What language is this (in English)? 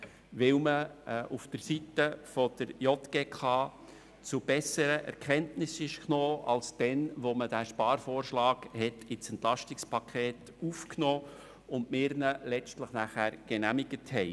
Swiss German